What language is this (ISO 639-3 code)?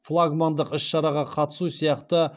kaz